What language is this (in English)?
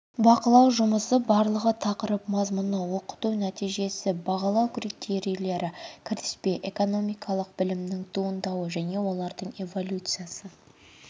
Kazakh